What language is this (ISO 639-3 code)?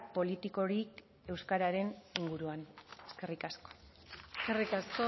eus